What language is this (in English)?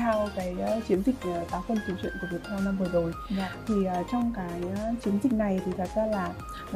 Vietnamese